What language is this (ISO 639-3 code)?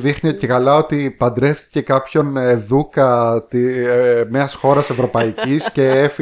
ell